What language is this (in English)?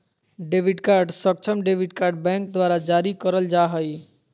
Magahi